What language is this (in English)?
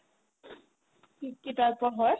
Assamese